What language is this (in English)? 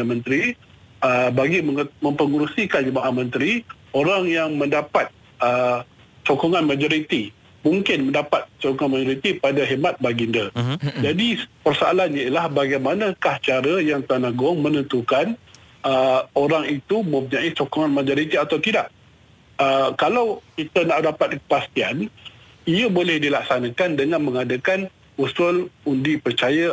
Malay